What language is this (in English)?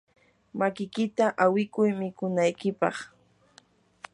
Yanahuanca Pasco Quechua